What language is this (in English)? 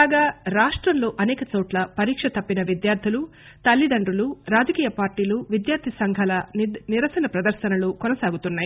Telugu